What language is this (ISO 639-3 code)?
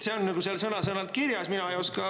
est